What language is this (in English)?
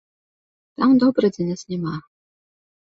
Belarusian